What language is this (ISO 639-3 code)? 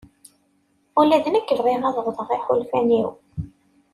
kab